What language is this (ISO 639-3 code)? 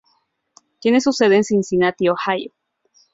spa